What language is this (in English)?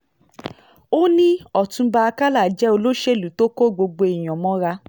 Yoruba